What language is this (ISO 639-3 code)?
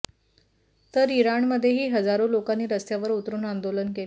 mar